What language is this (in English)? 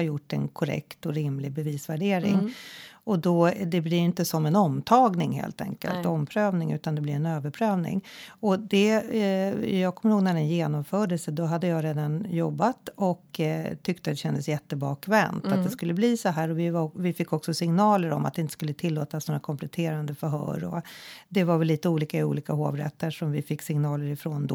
Swedish